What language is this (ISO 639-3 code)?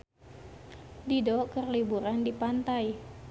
sun